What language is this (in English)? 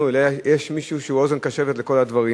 Hebrew